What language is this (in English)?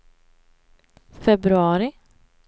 Swedish